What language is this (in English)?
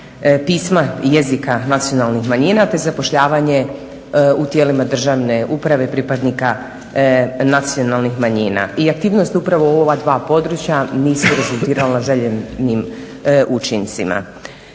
Croatian